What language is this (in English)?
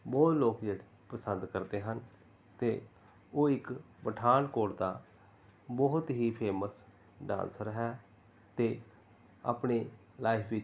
Punjabi